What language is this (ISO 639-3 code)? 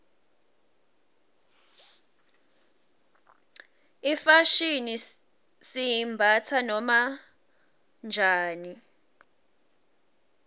ssw